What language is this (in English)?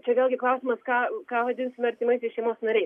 Lithuanian